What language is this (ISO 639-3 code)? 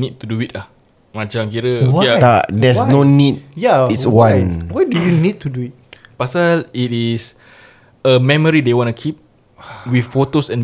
msa